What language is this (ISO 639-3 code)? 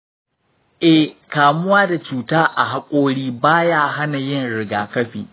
hau